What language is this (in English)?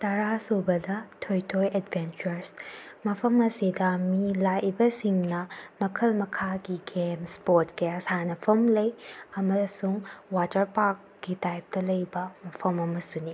Manipuri